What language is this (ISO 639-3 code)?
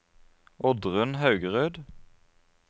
nor